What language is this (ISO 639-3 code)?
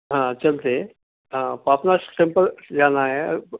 urd